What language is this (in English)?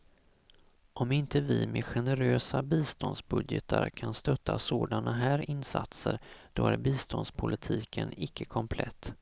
Swedish